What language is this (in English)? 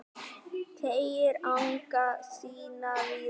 Icelandic